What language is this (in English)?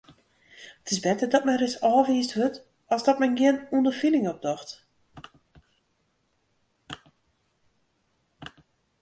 Western Frisian